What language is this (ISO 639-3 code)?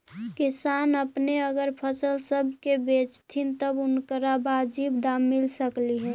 mag